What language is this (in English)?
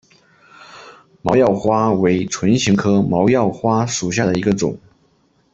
Chinese